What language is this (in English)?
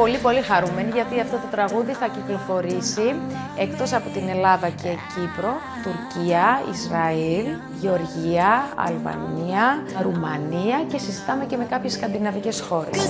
Greek